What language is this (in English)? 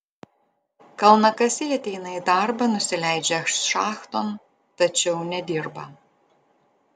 Lithuanian